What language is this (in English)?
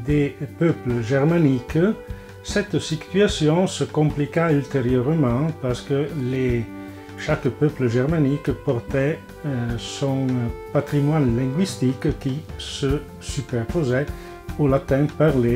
French